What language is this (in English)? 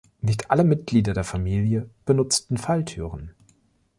German